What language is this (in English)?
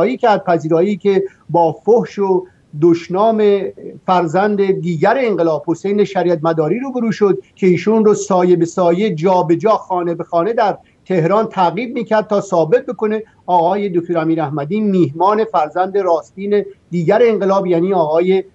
Persian